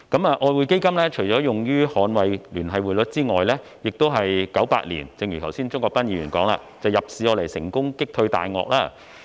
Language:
Cantonese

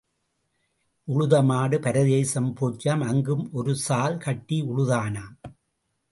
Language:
Tamil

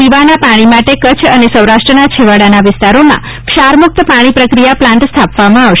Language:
Gujarati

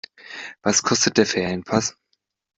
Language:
German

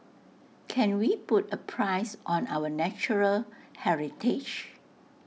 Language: English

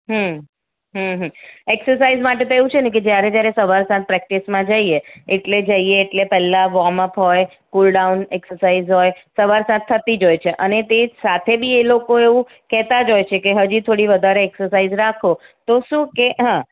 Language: Gujarati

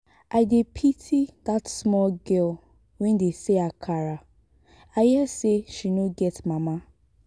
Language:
Nigerian Pidgin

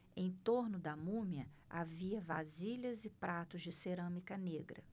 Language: Portuguese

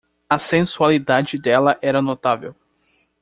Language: Portuguese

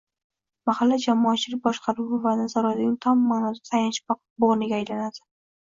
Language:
Uzbek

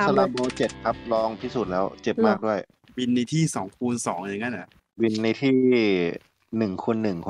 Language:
Thai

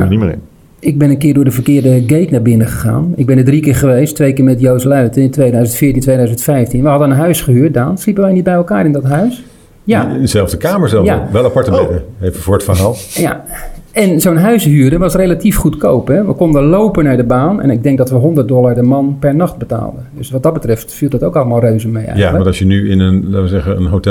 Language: Dutch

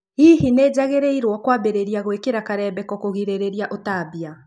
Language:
Kikuyu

